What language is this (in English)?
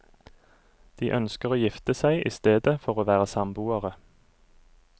Norwegian